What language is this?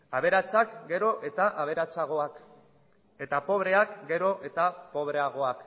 Basque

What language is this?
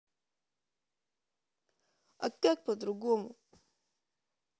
Russian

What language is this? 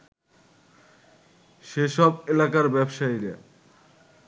Bangla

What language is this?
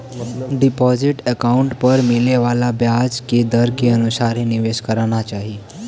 Bhojpuri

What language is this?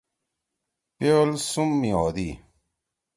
Torwali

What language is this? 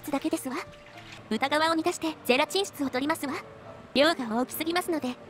Japanese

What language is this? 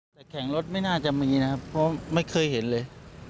Thai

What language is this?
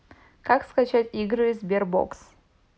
Russian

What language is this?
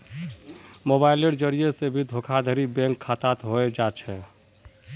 Magahi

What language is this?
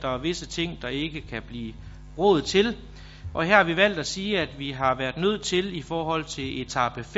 Danish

